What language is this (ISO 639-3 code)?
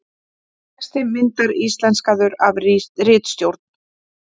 isl